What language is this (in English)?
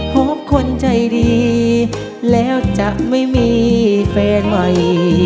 Thai